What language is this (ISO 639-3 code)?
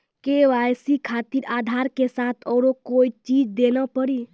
mai